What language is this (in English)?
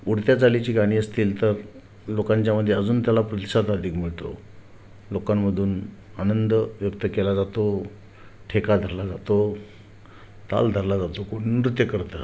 Marathi